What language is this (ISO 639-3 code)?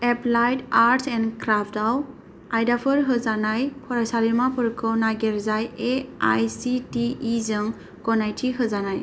brx